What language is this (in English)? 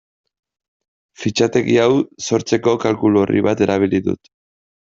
Basque